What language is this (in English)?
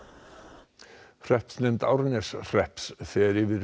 Icelandic